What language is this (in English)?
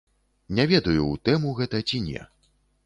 Belarusian